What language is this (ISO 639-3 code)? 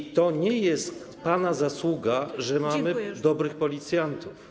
pol